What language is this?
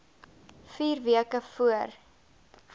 Afrikaans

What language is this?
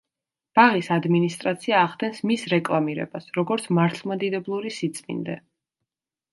Georgian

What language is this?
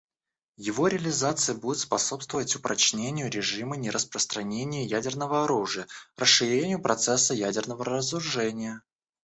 Russian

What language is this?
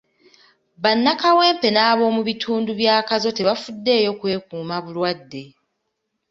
Ganda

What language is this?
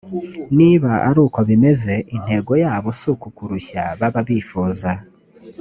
Kinyarwanda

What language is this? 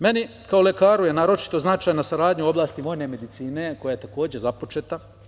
Serbian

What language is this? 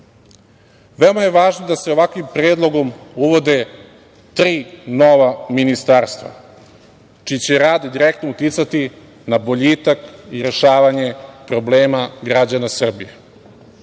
Serbian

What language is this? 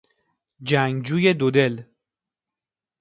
Persian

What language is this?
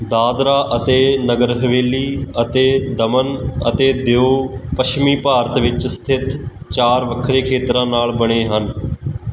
Punjabi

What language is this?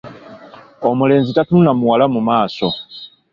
Ganda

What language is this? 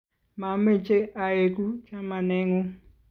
Kalenjin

